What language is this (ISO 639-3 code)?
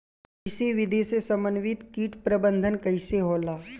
bho